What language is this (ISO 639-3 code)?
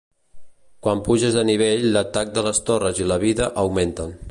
cat